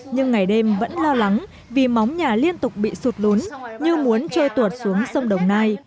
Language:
Vietnamese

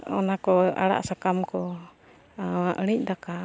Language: Santali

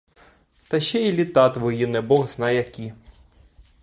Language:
Ukrainian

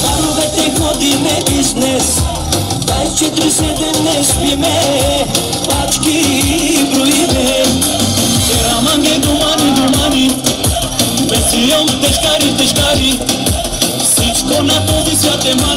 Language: Polish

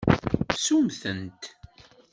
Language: Kabyle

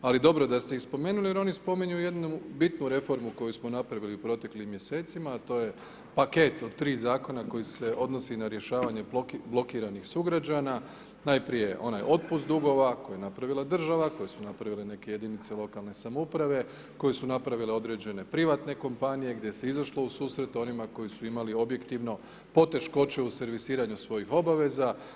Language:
Croatian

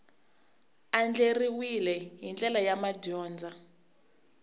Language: Tsonga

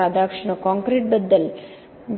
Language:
Marathi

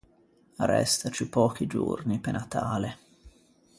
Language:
Ligurian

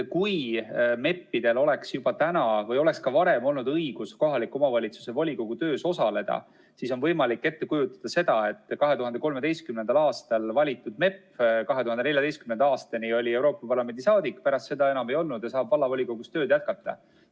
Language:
Estonian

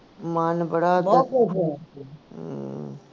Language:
Punjabi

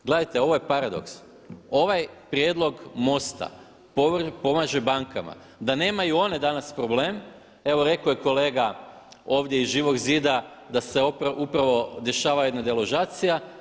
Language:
Croatian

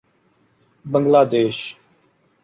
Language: Urdu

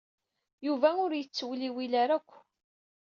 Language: Kabyle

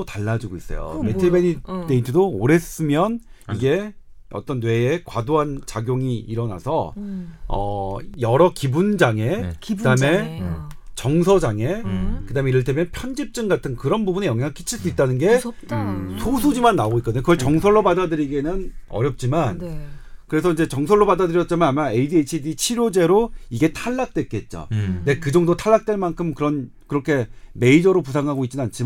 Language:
Korean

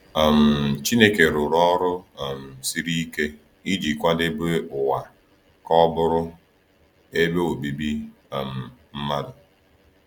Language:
Igbo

